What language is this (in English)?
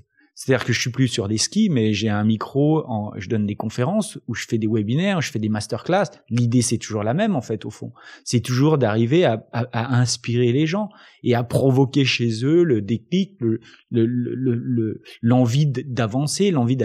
French